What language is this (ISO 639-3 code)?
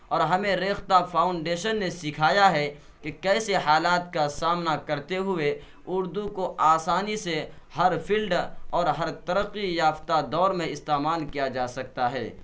urd